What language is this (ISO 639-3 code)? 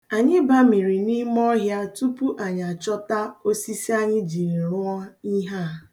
ibo